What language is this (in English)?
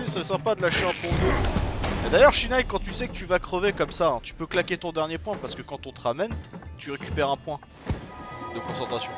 French